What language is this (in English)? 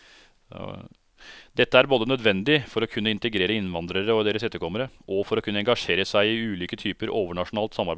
Norwegian